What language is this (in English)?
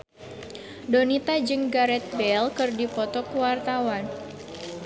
Sundanese